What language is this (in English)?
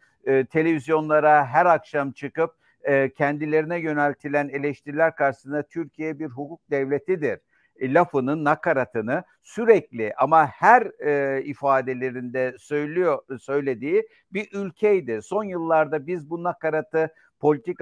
Turkish